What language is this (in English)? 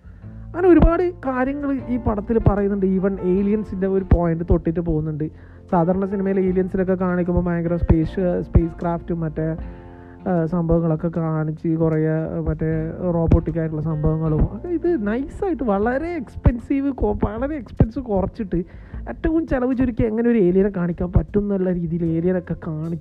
Malayalam